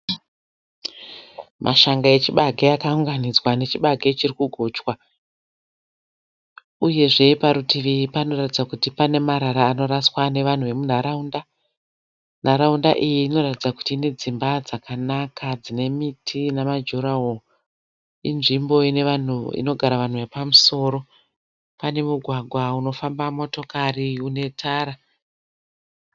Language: Shona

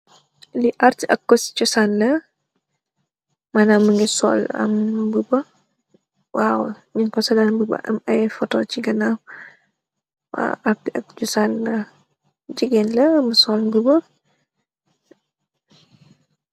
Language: Wolof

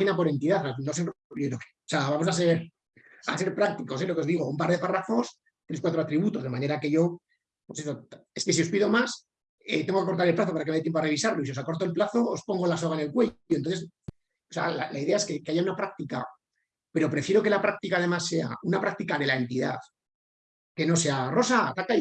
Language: Spanish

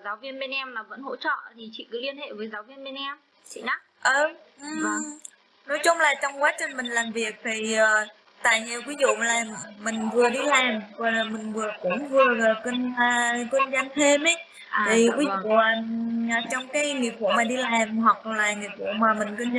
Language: Vietnamese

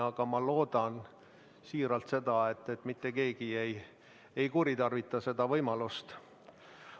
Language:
Estonian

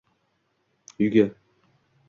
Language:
Uzbek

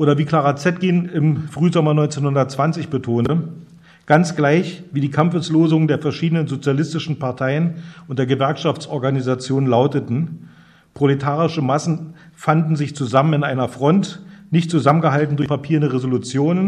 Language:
German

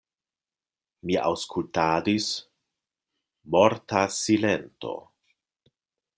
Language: Esperanto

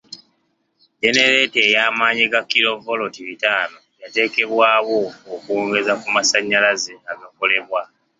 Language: Ganda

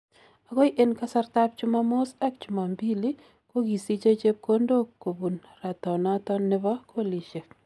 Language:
Kalenjin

